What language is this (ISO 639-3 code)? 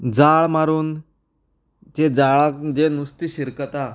kok